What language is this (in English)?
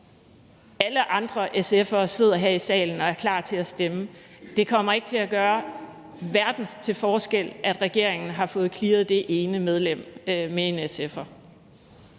Danish